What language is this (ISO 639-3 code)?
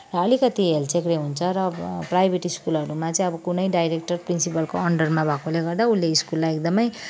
nep